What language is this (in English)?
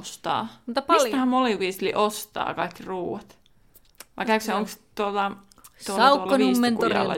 Finnish